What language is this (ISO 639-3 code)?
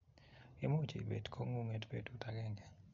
kln